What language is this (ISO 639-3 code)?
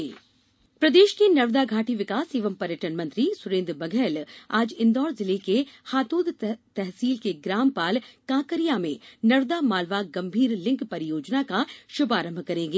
hin